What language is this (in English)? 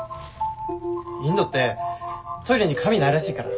Japanese